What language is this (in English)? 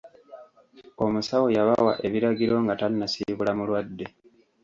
Ganda